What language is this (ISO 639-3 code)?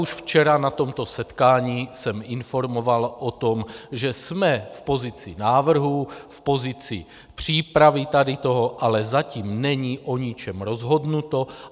ces